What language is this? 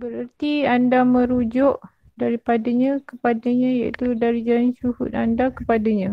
Malay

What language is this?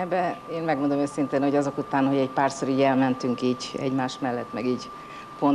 Hungarian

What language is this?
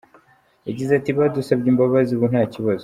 Kinyarwanda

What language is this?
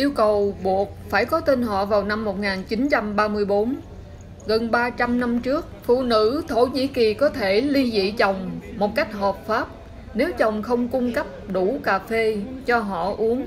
Vietnamese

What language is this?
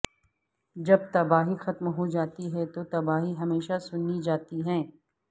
Urdu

